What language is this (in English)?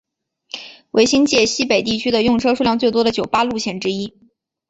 Chinese